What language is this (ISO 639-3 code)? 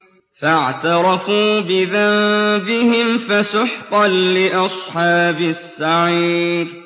ara